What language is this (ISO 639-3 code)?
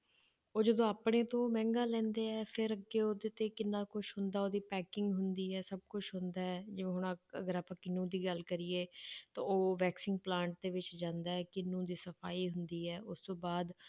pan